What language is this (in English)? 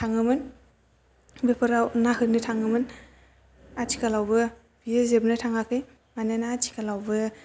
Bodo